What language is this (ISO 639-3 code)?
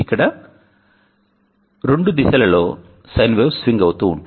tel